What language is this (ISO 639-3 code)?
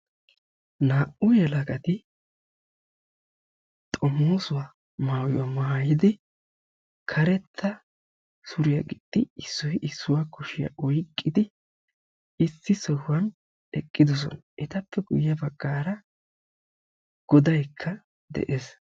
wal